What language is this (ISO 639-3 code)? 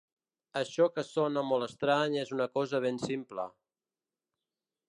cat